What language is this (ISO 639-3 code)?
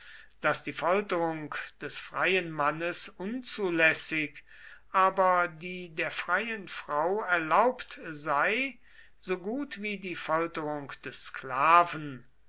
deu